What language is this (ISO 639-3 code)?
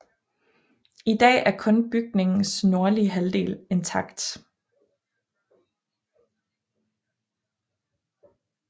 dan